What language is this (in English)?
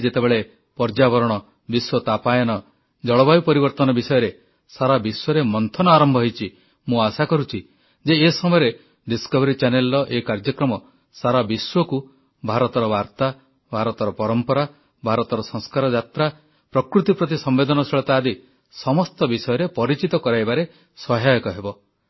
Odia